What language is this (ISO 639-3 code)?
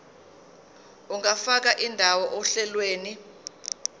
zul